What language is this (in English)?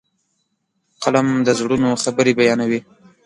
Pashto